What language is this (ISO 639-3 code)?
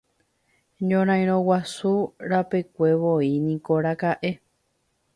grn